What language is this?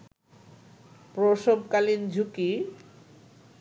Bangla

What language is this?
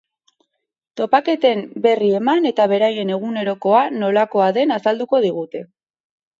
Basque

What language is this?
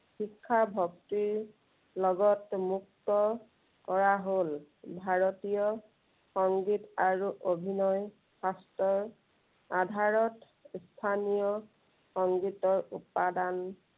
Assamese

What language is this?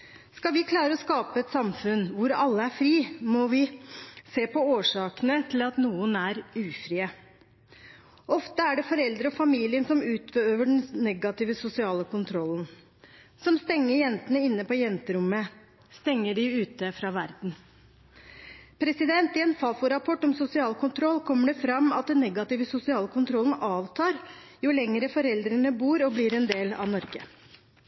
Norwegian Bokmål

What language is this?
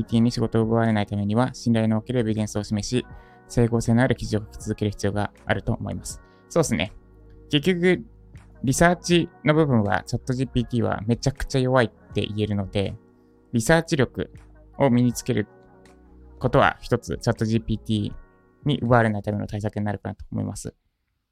Japanese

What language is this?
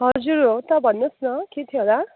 Nepali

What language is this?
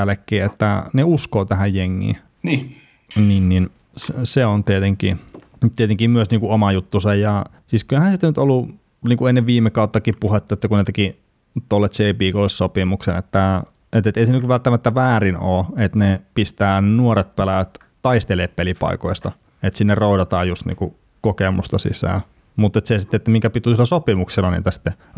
Finnish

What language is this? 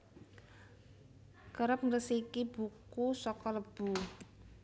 Javanese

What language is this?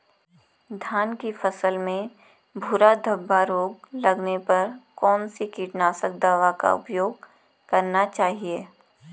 Hindi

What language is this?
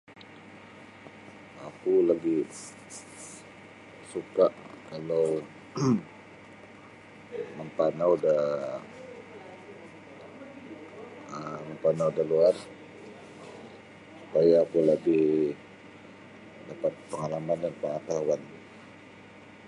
Sabah Bisaya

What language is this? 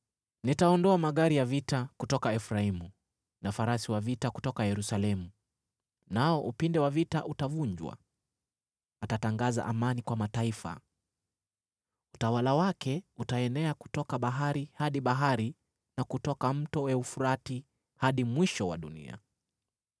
Swahili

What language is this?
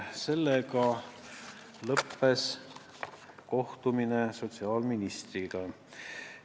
Estonian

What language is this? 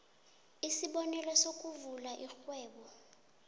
South Ndebele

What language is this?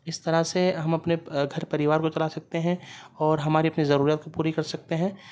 Urdu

